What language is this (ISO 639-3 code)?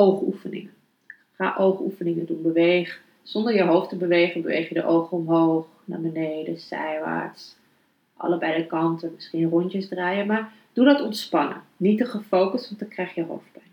nld